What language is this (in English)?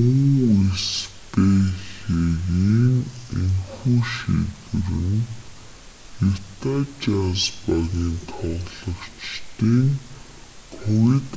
Mongolian